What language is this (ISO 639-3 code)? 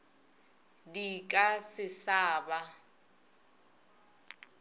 nso